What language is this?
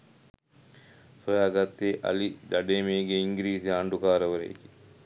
Sinhala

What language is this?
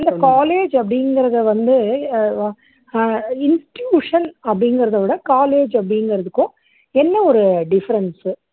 Tamil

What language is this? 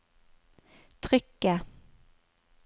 Norwegian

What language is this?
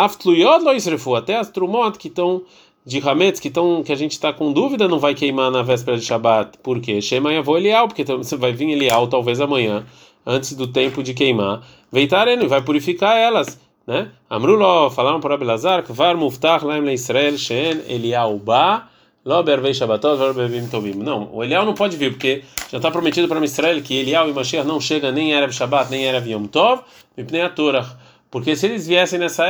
Portuguese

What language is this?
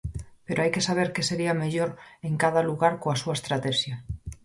Galician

